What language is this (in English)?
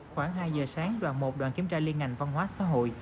Vietnamese